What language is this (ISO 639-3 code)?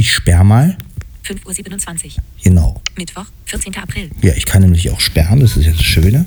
deu